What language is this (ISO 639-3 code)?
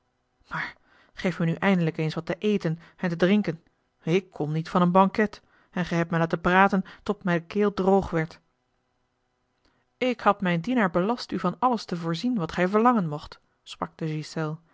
nld